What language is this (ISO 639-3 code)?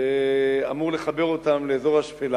heb